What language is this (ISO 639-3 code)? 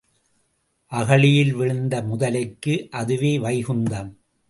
tam